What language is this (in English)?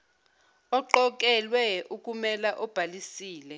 Zulu